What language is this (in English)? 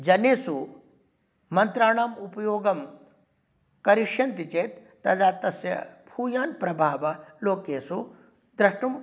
Sanskrit